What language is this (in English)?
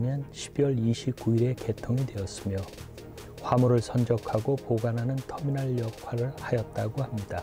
Korean